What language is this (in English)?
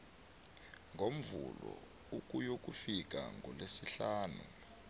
South Ndebele